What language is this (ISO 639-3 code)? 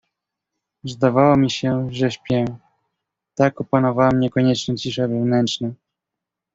pol